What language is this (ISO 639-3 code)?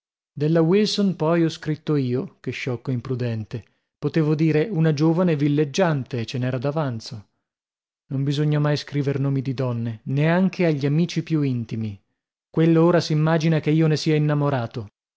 ita